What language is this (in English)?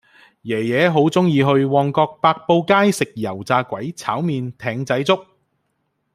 Cantonese